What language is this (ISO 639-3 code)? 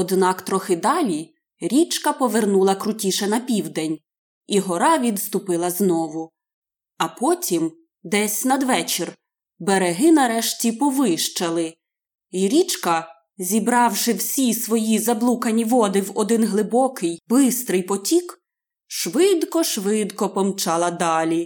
ukr